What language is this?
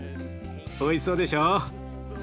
Japanese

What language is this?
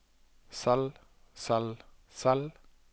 Norwegian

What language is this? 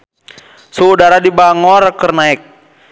Sundanese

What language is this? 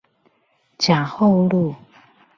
Chinese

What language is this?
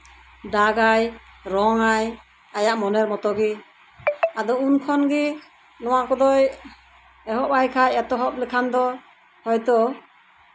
Santali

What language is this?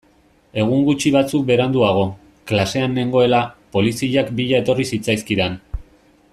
Basque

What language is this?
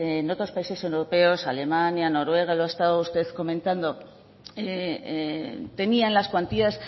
Spanish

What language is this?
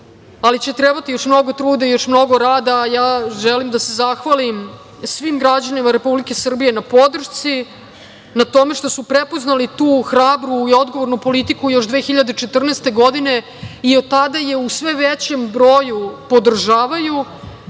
Serbian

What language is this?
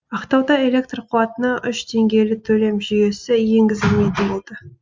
Kazakh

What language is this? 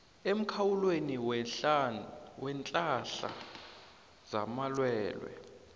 South Ndebele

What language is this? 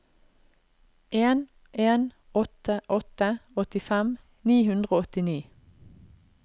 Norwegian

